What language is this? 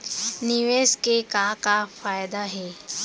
Chhattisgarhi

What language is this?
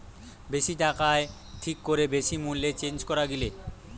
Bangla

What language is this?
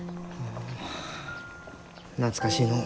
Japanese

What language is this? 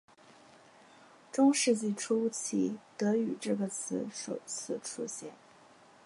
Chinese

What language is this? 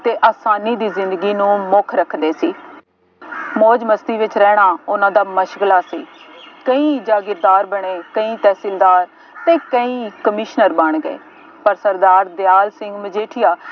Punjabi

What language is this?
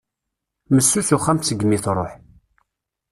Kabyle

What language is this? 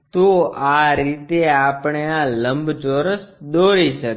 Gujarati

